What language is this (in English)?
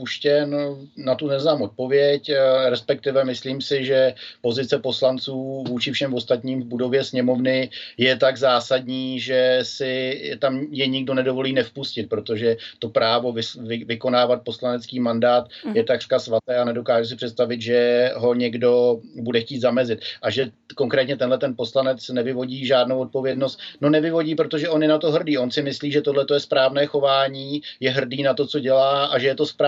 Czech